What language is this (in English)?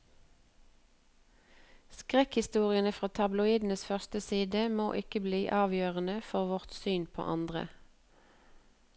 Norwegian